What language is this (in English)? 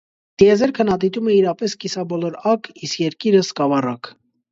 Armenian